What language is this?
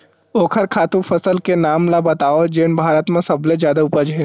Chhattisgarhi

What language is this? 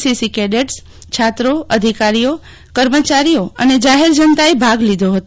Gujarati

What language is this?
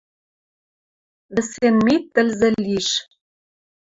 Western Mari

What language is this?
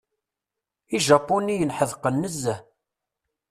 Kabyle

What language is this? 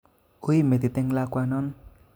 Kalenjin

